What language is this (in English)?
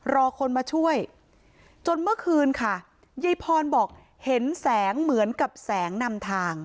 Thai